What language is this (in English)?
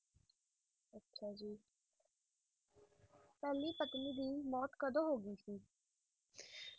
Punjabi